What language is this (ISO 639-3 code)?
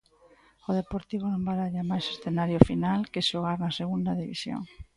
glg